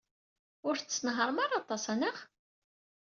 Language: Kabyle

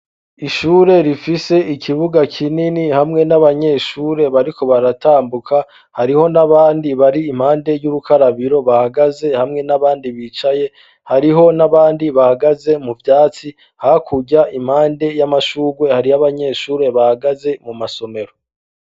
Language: Rundi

